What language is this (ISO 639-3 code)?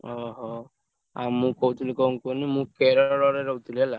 ori